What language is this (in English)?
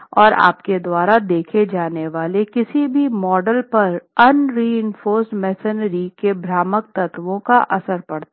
Hindi